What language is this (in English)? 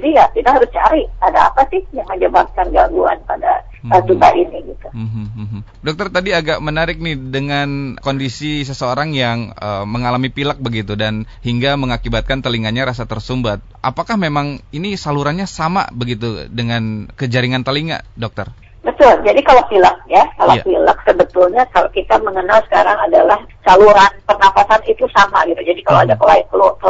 Indonesian